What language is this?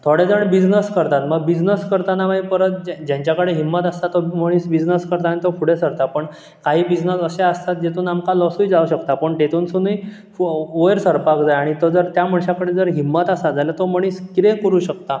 Konkani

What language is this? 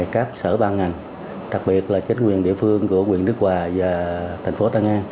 Vietnamese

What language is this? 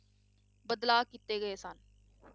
Punjabi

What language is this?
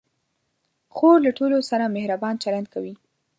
Pashto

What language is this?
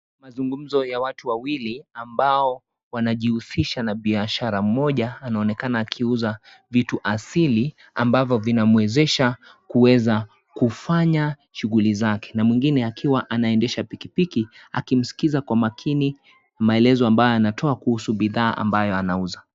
Swahili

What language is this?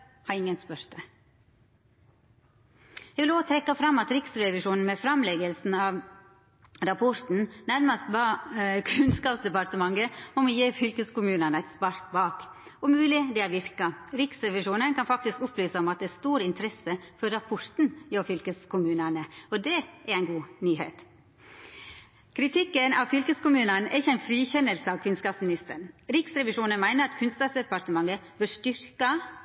Norwegian Nynorsk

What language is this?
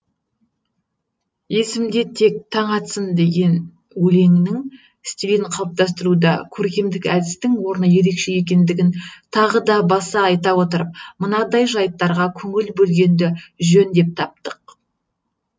Kazakh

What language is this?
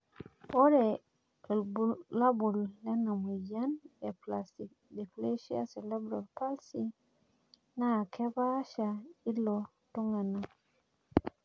Masai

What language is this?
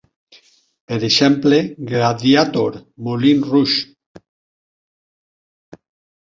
Catalan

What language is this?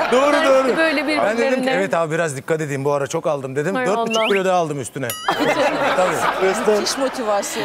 Turkish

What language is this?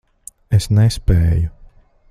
Latvian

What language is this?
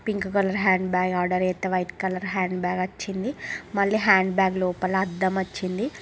Telugu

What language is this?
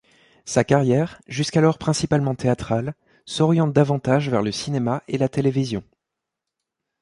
French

